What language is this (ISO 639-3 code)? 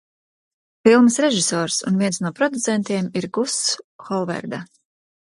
lav